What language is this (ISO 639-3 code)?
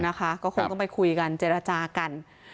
tha